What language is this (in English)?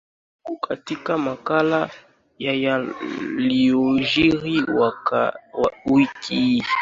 Swahili